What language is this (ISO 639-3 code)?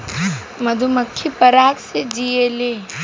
bho